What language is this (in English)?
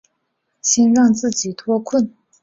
Chinese